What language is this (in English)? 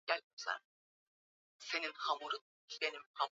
Swahili